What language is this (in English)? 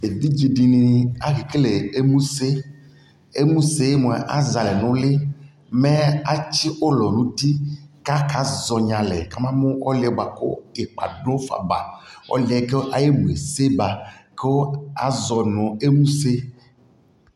Ikposo